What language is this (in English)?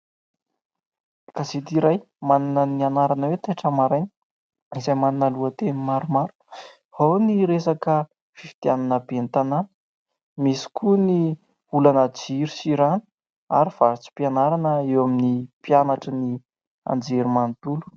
Malagasy